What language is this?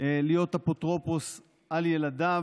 Hebrew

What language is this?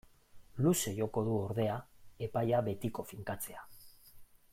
Basque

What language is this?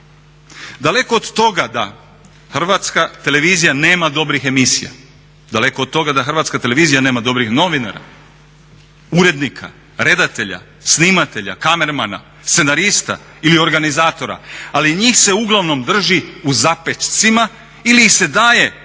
Croatian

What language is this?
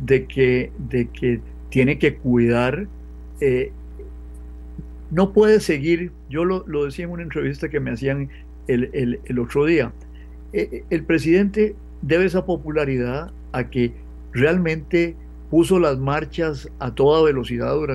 Spanish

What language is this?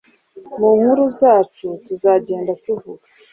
Kinyarwanda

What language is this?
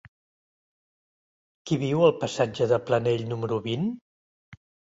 Catalan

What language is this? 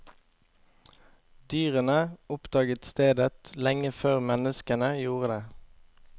Norwegian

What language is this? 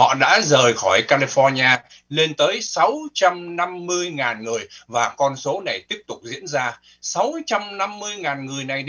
Vietnamese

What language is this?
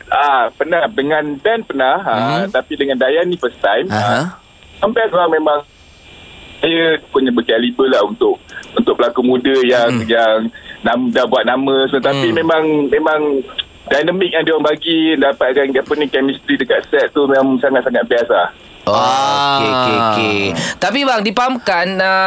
Malay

